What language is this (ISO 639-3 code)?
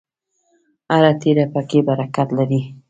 pus